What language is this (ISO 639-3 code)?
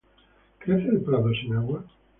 spa